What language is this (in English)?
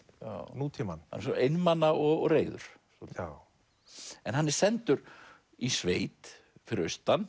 Icelandic